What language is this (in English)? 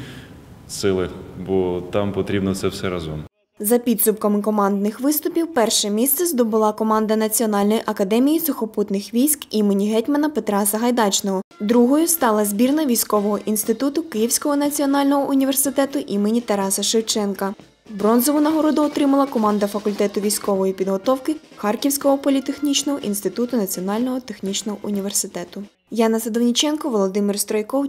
Ukrainian